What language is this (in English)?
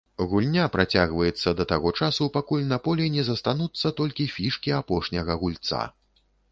Belarusian